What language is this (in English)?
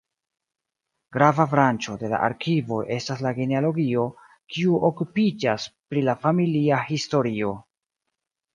Esperanto